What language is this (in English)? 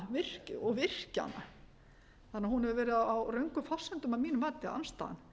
Icelandic